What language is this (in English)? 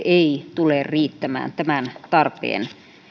Finnish